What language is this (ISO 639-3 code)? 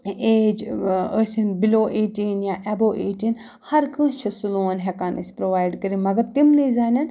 kas